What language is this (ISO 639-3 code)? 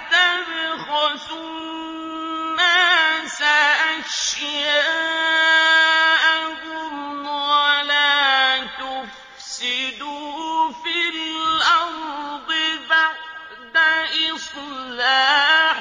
ara